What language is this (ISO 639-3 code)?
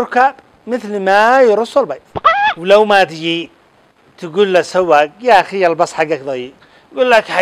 ara